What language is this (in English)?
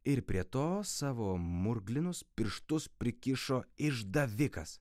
Lithuanian